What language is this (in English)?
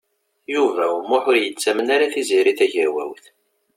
Kabyle